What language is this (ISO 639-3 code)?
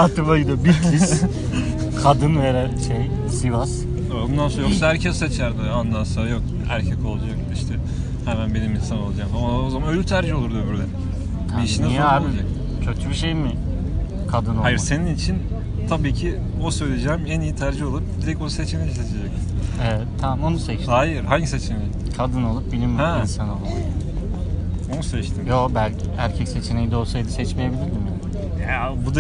tur